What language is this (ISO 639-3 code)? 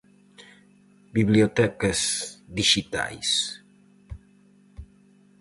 glg